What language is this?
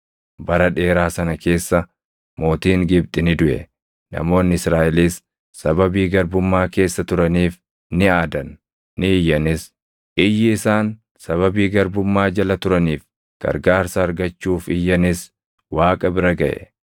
Oromo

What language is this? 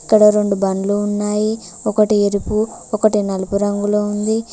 Telugu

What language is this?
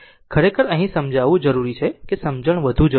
Gujarati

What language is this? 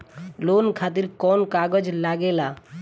Bhojpuri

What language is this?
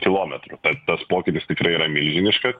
Lithuanian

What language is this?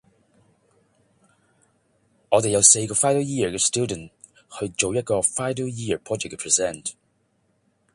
Cantonese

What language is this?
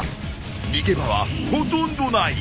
Japanese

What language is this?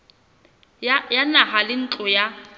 Southern Sotho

